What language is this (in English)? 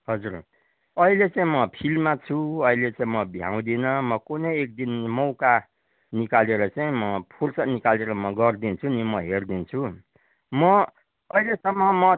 Nepali